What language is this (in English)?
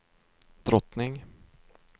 Swedish